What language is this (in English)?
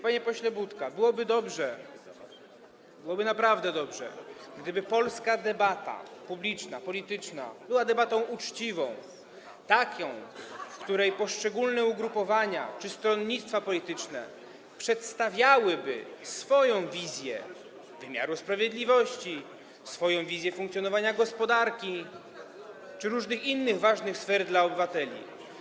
Polish